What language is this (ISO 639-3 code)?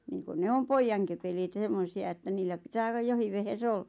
fin